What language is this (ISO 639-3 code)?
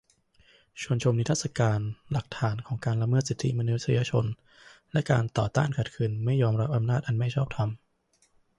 tha